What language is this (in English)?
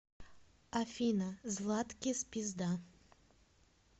Russian